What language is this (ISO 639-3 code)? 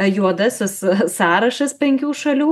lit